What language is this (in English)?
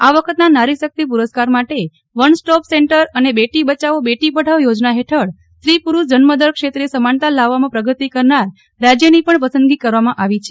Gujarati